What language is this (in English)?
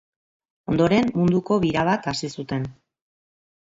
Basque